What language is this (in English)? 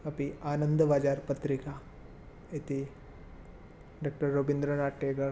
Sanskrit